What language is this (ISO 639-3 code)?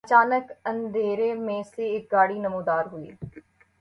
urd